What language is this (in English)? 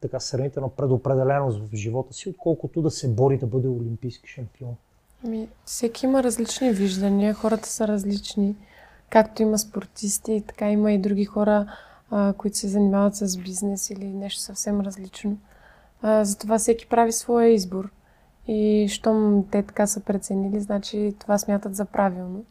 Bulgarian